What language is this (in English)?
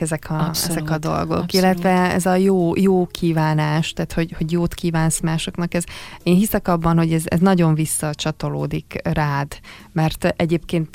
Hungarian